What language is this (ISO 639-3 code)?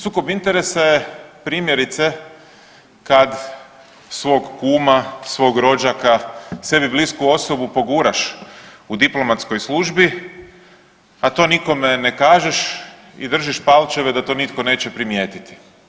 hrv